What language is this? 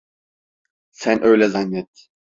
Turkish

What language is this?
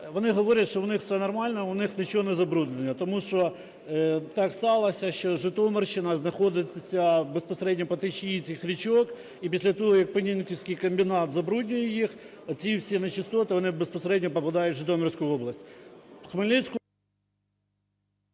Ukrainian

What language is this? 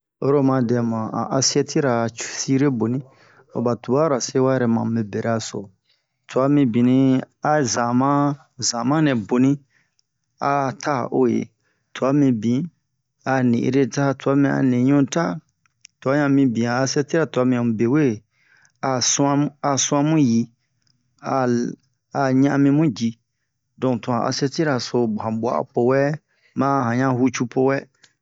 Bomu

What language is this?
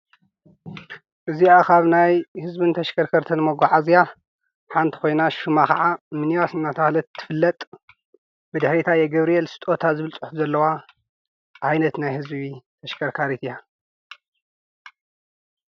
Tigrinya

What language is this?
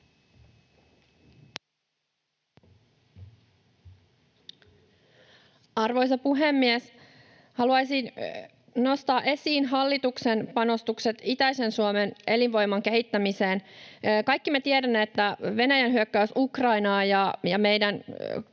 Finnish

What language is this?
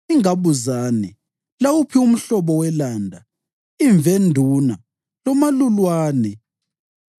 North Ndebele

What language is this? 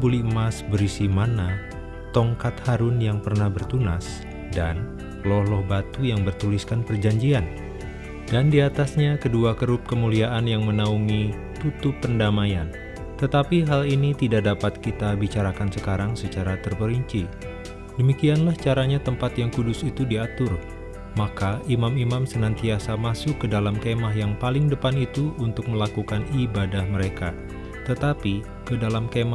Indonesian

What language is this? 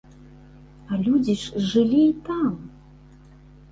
Belarusian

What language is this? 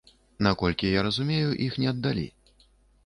Belarusian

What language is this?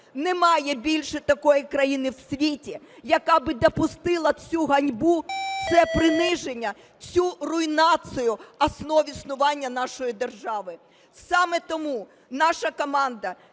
Ukrainian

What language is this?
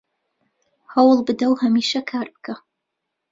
Central Kurdish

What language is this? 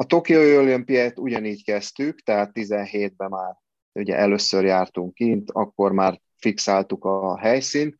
Hungarian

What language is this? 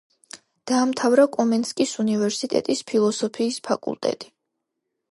Georgian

